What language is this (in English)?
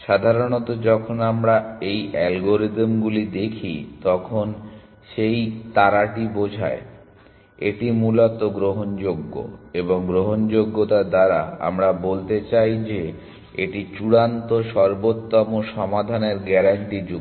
Bangla